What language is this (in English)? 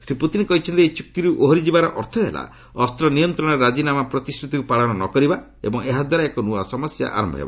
Odia